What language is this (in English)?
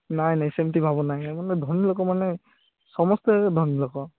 Odia